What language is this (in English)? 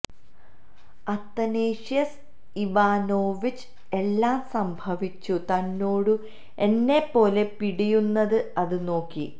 Malayalam